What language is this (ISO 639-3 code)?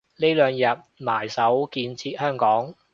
yue